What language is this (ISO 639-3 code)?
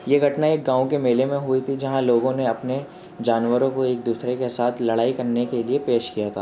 urd